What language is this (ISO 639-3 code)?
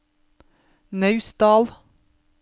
nor